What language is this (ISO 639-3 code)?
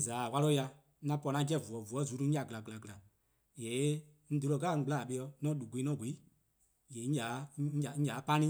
kqo